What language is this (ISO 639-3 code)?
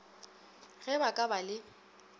nso